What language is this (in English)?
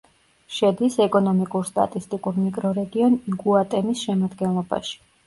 Georgian